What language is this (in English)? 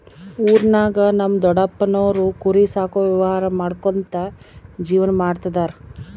Kannada